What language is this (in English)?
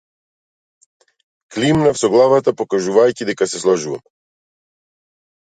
Macedonian